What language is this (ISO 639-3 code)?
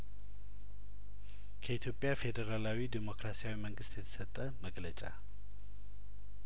amh